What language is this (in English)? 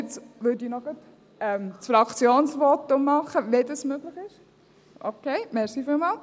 Swiss German